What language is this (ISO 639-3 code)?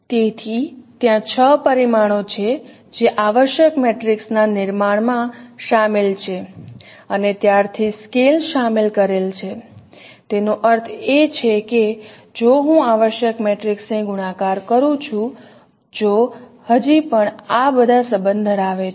guj